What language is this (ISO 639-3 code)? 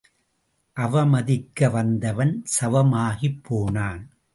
tam